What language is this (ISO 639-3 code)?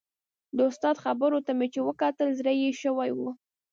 pus